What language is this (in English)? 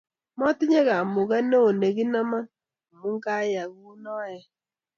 Kalenjin